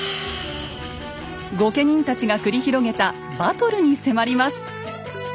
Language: Japanese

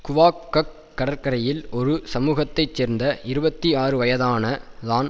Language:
Tamil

